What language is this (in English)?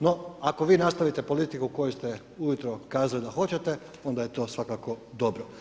Croatian